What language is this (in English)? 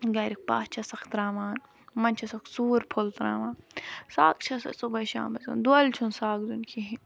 Kashmiri